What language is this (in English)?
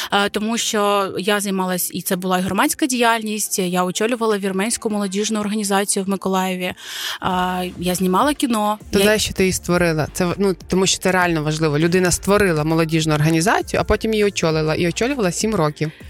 Ukrainian